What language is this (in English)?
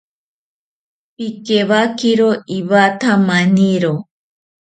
South Ucayali Ashéninka